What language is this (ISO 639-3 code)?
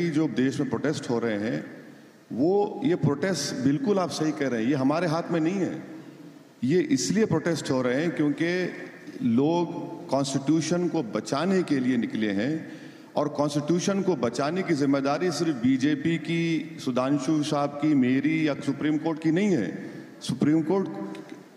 hin